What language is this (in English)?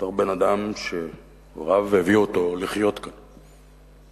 Hebrew